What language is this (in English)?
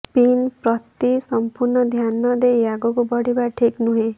Odia